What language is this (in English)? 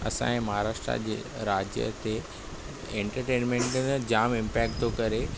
Sindhi